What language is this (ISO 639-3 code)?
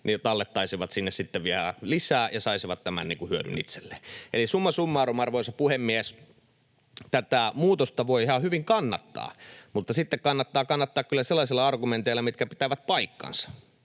fin